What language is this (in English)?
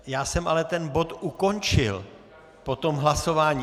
Czech